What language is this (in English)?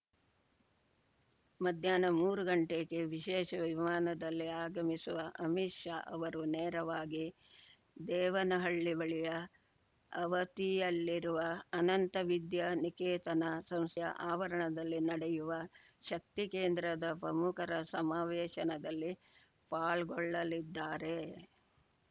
Kannada